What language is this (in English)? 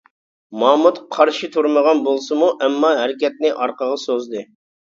Uyghur